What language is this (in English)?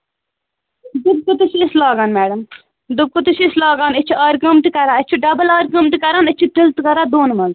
Kashmiri